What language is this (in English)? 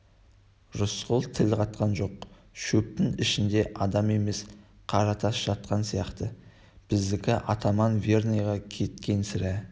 Kazakh